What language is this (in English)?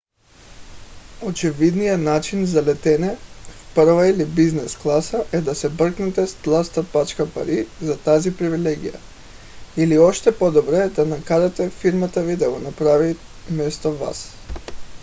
Bulgarian